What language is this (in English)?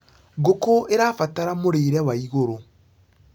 Kikuyu